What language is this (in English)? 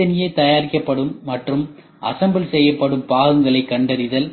Tamil